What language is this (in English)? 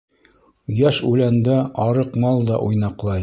Bashkir